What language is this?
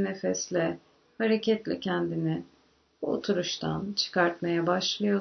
Turkish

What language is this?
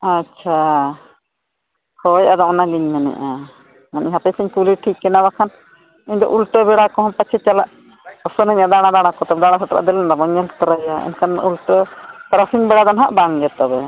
Santali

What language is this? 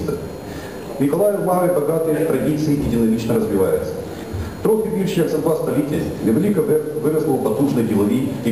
Russian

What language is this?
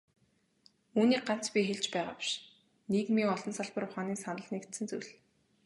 Mongolian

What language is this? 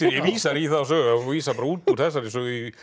Icelandic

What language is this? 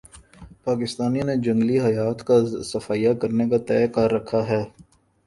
Urdu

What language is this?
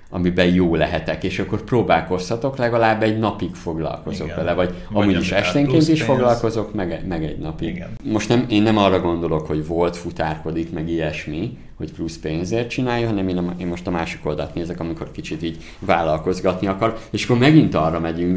Hungarian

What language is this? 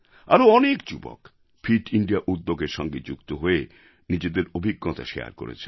Bangla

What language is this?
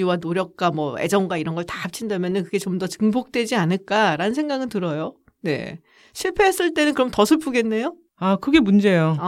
Korean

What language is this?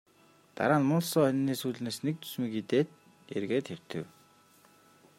Mongolian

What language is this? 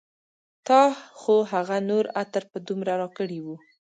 Pashto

